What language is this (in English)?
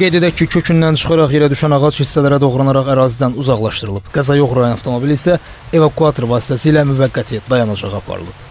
Turkish